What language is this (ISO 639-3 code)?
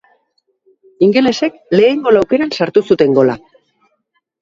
eus